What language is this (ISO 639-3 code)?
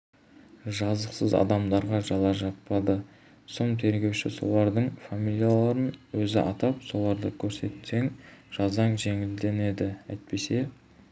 kaz